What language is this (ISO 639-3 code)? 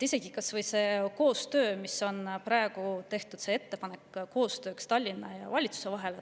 est